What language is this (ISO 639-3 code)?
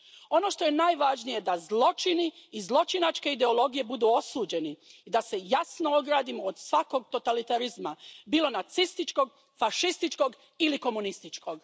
hrv